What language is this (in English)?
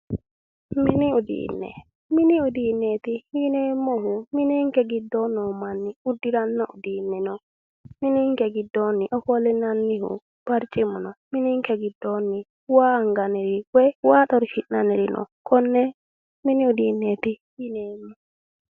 Sidamo